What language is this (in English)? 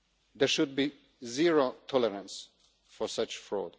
English